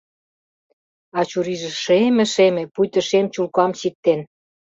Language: Mari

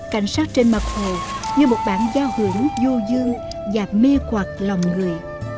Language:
Vietnamese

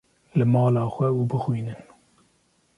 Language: Kurdish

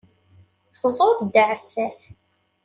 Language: Kabyle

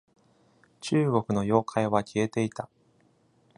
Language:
Japanese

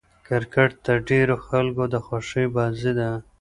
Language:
Pashto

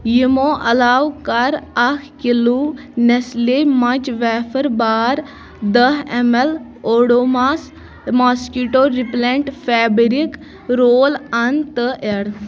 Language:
Kashmiri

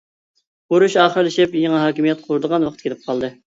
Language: Uyghur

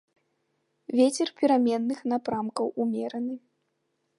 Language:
Belarusian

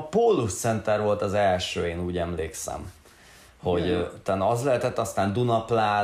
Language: Hungarian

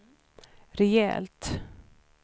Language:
Swedish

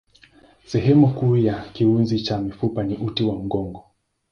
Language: Swahili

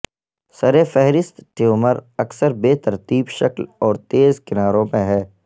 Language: Urdu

